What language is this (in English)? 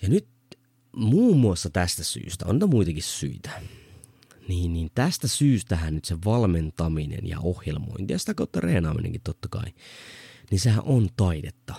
Finnish